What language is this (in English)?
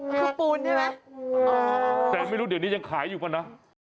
Thai